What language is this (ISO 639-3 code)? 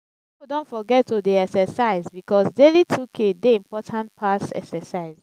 pcm